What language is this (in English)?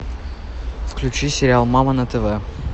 Russian